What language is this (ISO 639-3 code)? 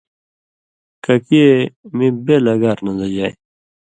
mvy